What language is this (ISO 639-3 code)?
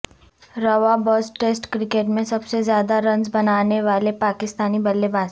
urd